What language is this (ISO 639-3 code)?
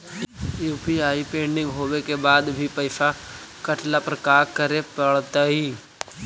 mag